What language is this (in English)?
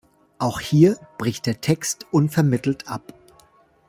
German